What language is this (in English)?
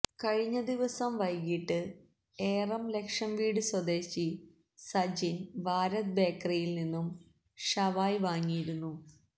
Malayalam